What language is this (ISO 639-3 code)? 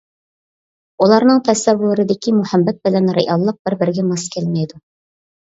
uig